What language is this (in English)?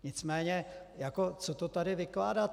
Czech